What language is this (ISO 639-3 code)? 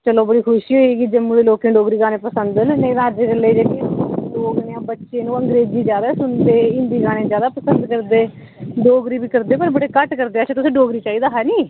doi